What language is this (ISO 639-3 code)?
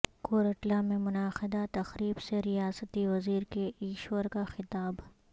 urd